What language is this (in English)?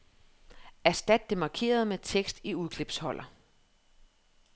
Danish